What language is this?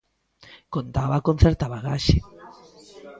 Galician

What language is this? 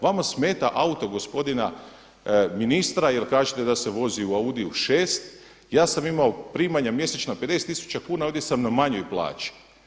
Croatian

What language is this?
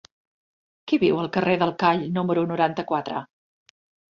Catalan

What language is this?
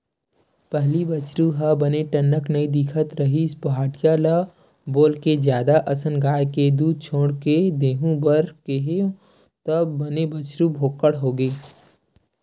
Chhattisgarhi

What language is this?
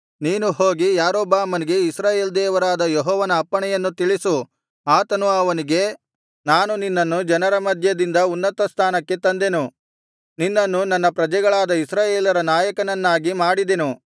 Kannada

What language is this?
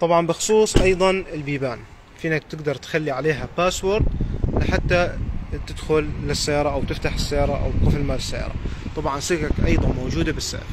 Arabic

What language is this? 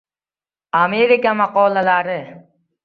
Uzbek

